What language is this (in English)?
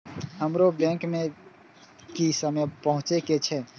Maithili